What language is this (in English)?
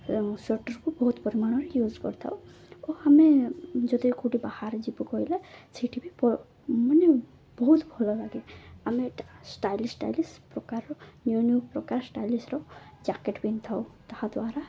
Odia